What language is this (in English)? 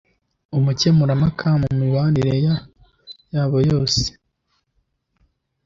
Kinyarwanda